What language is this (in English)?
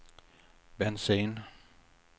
Swedish